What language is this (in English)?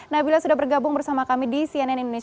Indonesian